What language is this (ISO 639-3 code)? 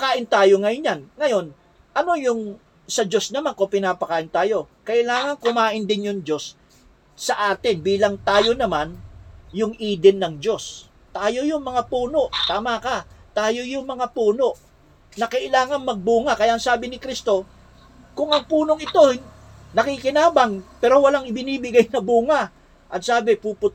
fil